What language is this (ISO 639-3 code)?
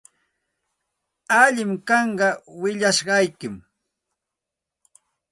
qxt